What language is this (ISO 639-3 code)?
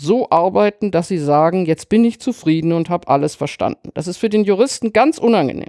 deu